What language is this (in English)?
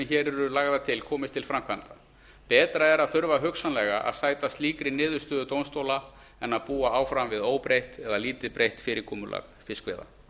Icelandic